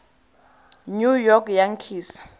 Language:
Tswana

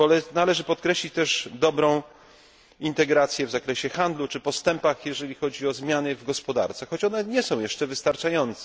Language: Polish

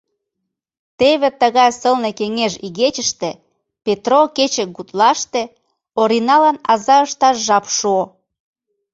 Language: Mari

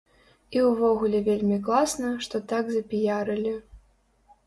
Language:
Belarusian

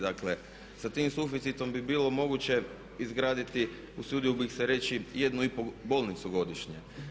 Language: Croatian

